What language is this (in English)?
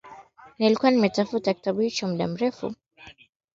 Swahili